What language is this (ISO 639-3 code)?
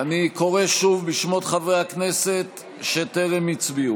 heb